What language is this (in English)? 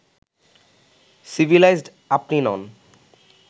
Bangla